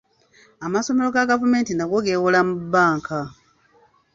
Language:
Ganda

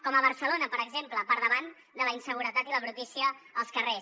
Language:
Catalan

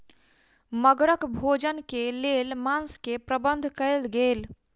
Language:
Maithili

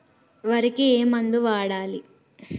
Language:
Telugu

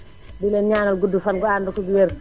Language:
Wolof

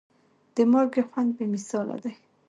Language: Pashto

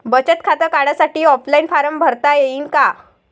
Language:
Marathi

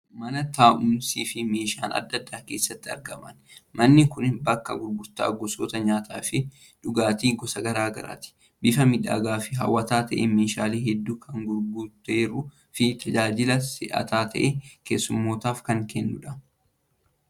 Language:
Oromo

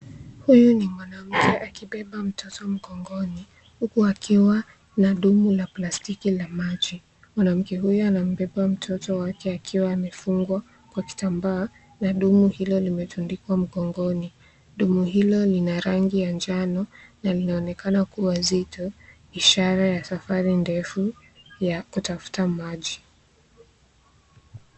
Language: Swahili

